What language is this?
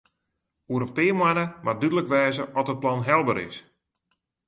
Western Frisian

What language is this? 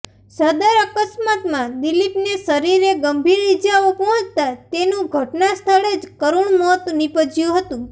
Gujarati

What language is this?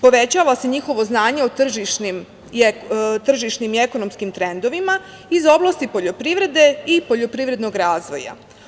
Serbian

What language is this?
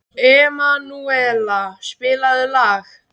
Icelandic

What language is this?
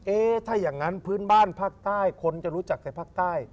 Thai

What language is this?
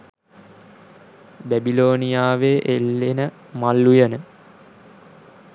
Sinhala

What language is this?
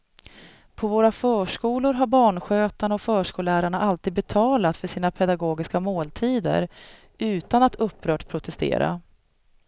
Swedish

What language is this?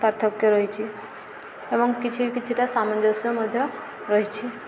Odia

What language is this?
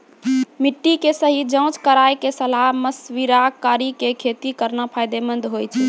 Maithili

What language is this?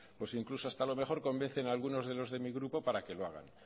Spanish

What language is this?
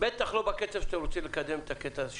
Hebrew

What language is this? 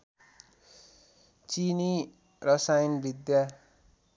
Nepali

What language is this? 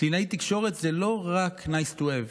Hebrew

